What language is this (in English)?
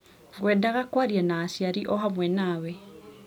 Kikuyu